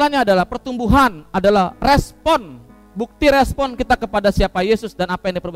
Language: Indonesian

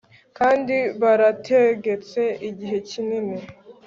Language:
Kinyarwanda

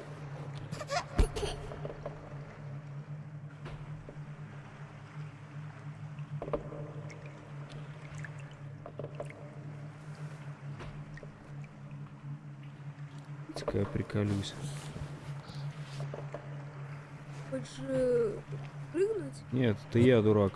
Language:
Russian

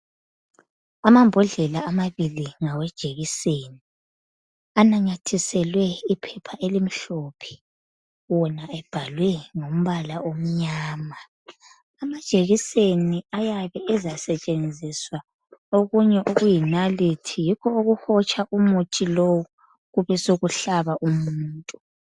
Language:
North Ndebele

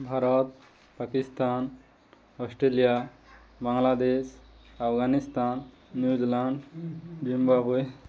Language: Odia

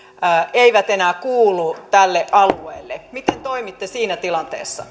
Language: Finnish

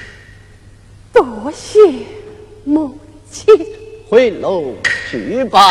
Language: Chinese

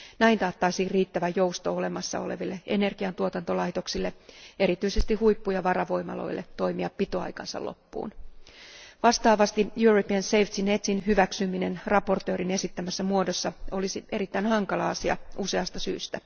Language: Finnish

